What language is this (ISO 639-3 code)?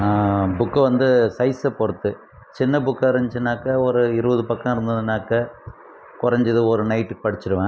tam